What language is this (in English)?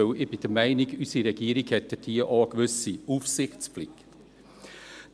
Swiss German